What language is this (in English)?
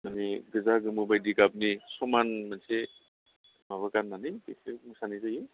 Bodo